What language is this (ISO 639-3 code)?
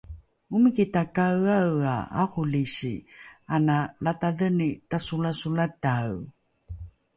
dru